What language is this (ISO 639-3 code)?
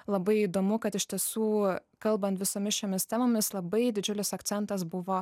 lit